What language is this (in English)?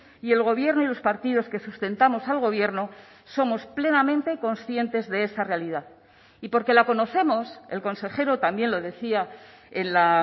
Spanish